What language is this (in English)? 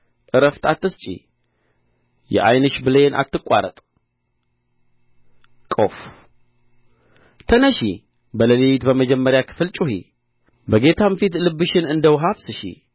Amharic